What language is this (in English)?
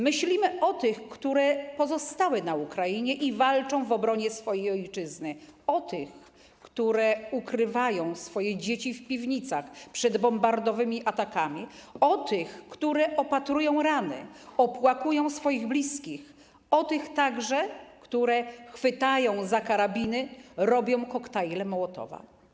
Polish